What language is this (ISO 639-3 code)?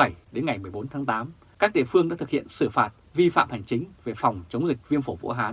vie